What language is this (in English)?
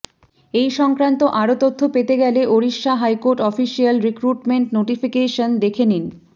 Bangla